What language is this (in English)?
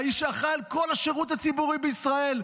Hebrew